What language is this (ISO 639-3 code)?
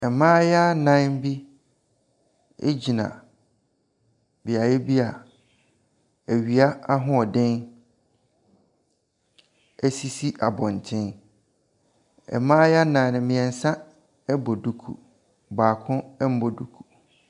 aka